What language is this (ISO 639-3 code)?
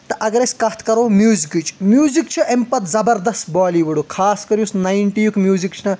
kas